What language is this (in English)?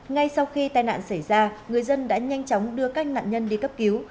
Vietnamese